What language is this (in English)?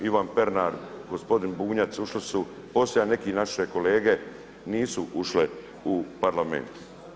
Croatian